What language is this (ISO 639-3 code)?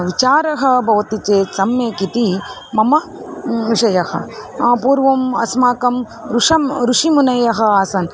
san